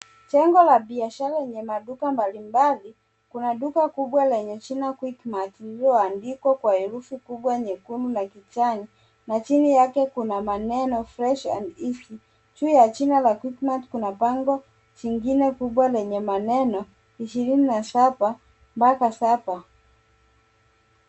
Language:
Swahili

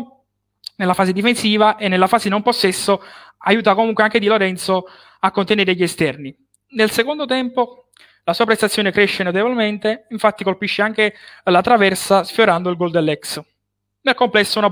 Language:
Italian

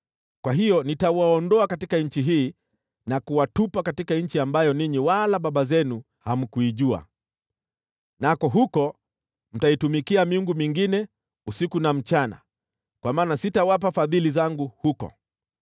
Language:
Swahili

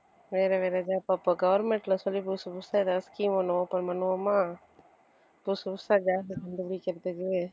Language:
Tamil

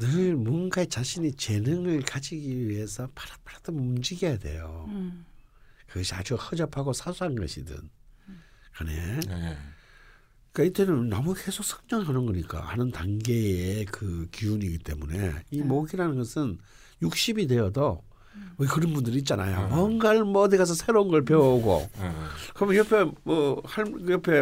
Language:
Korean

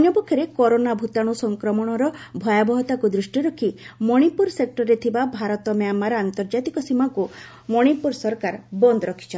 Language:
Odia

